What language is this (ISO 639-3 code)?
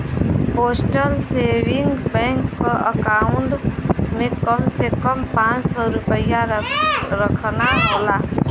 bho